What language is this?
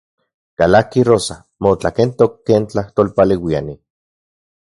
Central Puebla Nahuatl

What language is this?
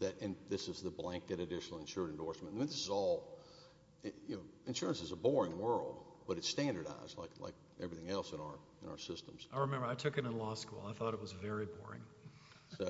English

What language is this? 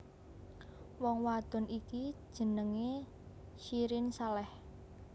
Javanese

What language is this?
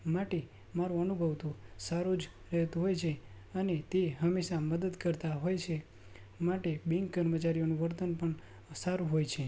Gujarati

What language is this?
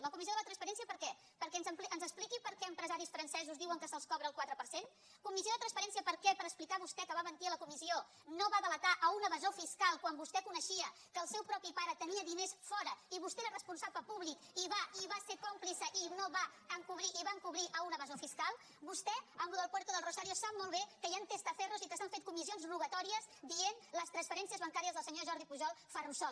Catalan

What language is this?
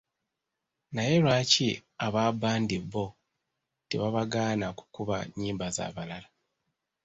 Ganda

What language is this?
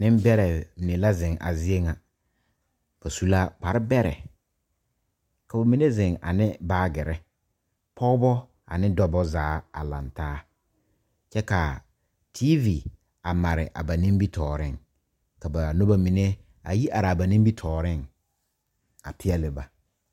Southern Dagaare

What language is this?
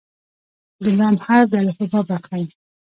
Pashto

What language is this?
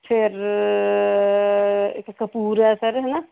Punjabi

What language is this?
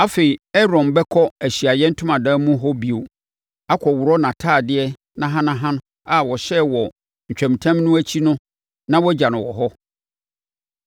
Akan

